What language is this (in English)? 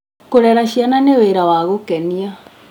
Kikuyu